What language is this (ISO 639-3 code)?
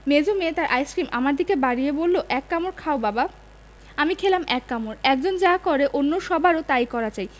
ben